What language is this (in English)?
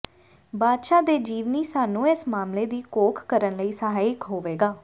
Punjabi